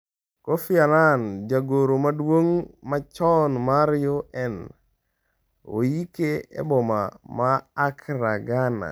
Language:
Luo (Kenya and Tanzania)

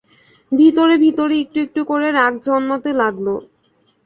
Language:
Bangla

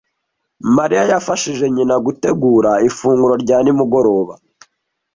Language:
Kinyarwanda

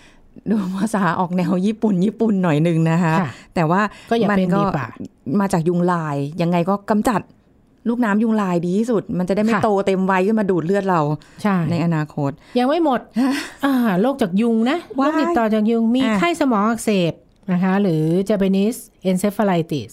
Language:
Thai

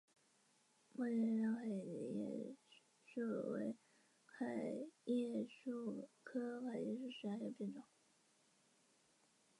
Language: Chinese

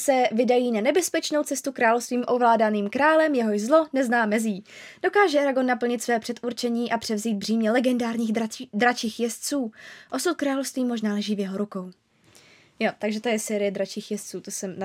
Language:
Czech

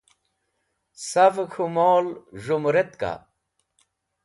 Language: Wakhi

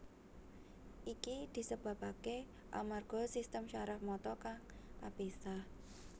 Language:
Javanese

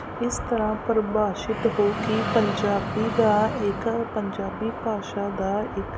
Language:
Punjabi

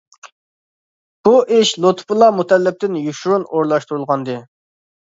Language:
Uyghur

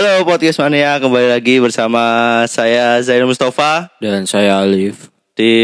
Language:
Indonesian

